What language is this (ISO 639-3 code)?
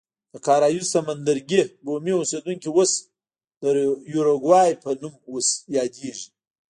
pus